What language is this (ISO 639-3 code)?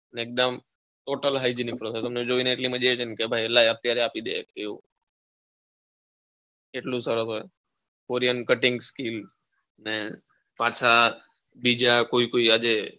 guj